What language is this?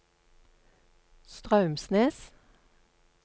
Norwegian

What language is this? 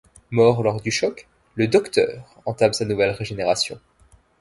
French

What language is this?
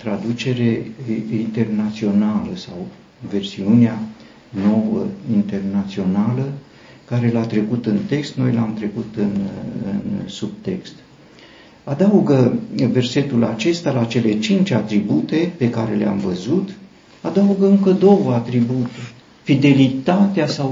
Romanian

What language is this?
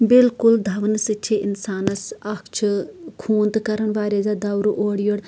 Kashmiri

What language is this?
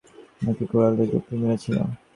Bangla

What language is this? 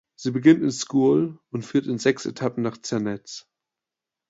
German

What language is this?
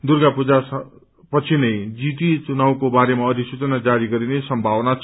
Nepali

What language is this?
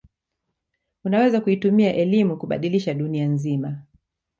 Swahili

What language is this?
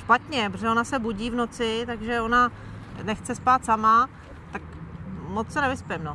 Czech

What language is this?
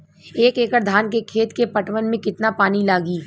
Bhojpuri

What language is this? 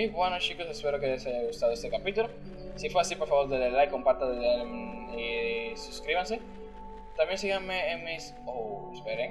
Spanish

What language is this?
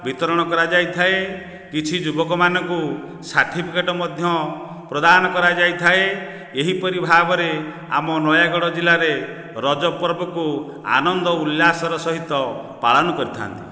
Odia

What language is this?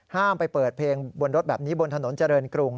Thai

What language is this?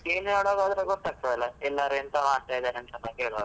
Kannada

